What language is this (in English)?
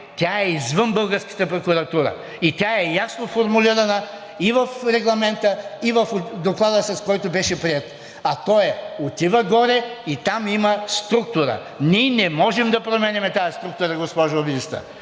Bulgarian